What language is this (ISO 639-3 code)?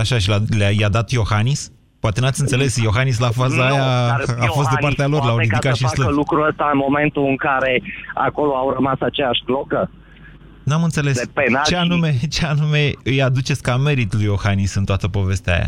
ron